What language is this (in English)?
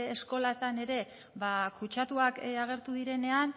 Basque